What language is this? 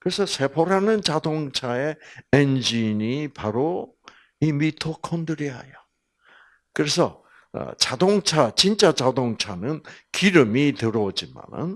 Korean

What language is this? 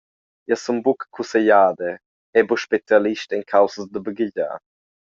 Romansh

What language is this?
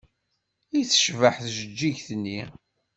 Kabyle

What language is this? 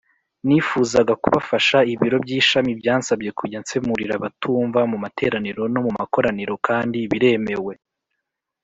Kinyarwanda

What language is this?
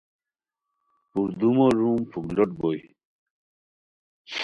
Khowar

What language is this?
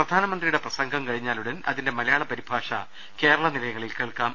Malayalam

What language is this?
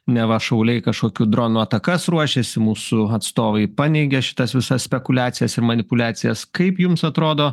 Lithuanian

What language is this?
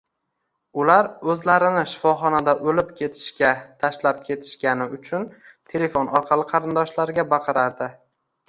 Uzbek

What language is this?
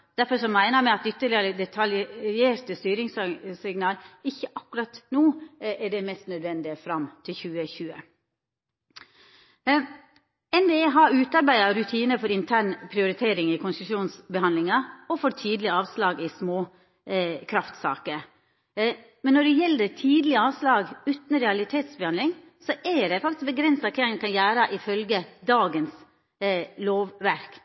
Norwegian Nynorsk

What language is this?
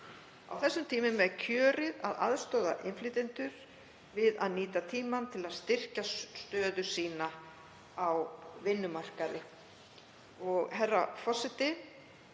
Icelandic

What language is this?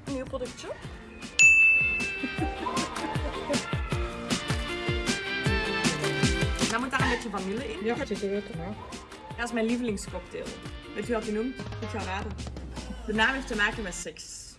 Dutch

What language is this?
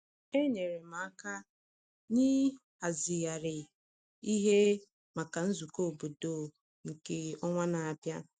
Igbo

